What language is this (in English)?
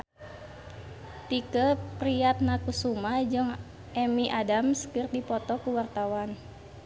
Sundanese